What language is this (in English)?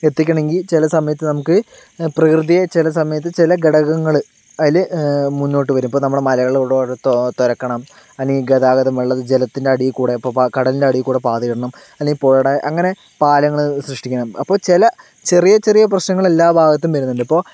Malayalam